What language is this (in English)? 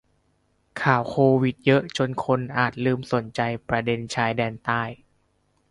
Thai